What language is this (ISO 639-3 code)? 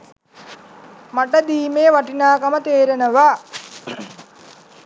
sin